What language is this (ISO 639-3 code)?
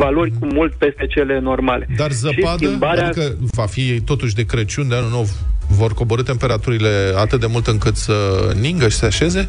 ron